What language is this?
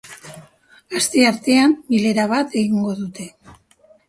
Basque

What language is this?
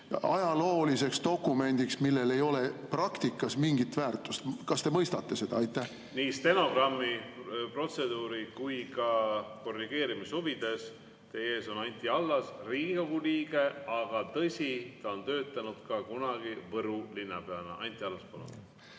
Estonian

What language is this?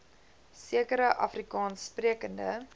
Afrikaans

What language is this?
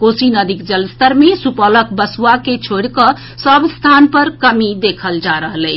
Maithili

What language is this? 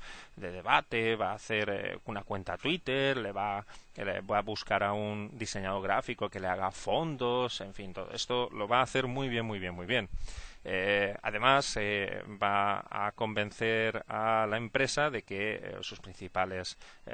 Spanish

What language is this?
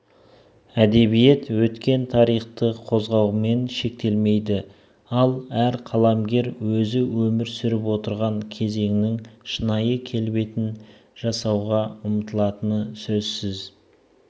Kazakh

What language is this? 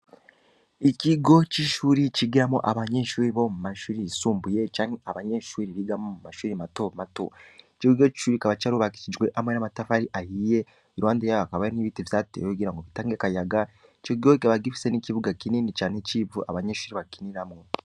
Rundi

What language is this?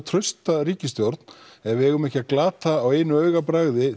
Icelandic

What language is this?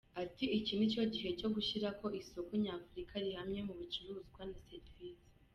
Kinyarwanda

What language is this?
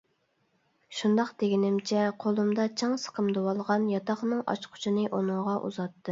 Uyghur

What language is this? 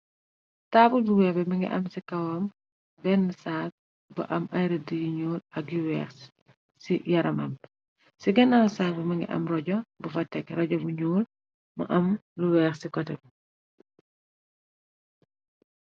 Wolof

